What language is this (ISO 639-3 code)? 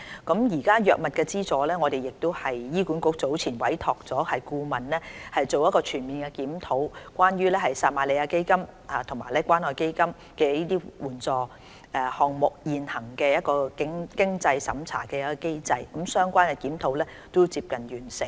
yue